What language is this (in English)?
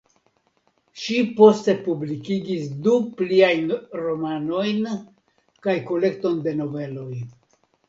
Esperanto